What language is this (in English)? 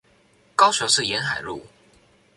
Chinese